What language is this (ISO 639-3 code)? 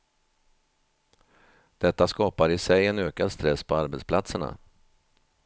swe